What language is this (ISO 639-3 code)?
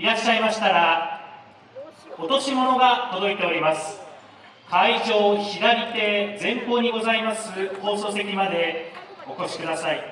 jpn